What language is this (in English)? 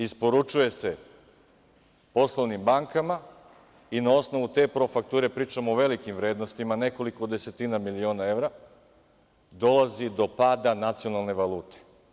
Serbian